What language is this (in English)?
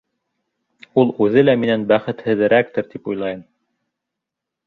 Bashkir